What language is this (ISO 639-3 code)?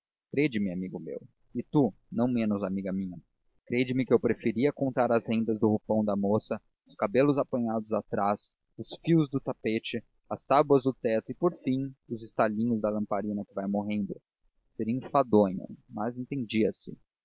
por